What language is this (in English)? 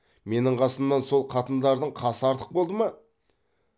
Kazakh